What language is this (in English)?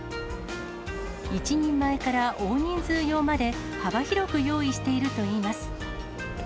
Japanese